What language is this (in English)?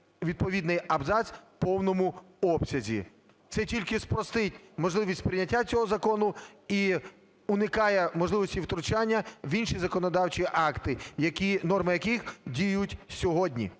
Ukrainian